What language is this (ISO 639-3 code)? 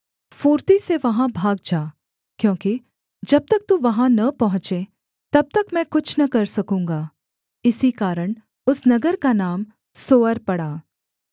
hin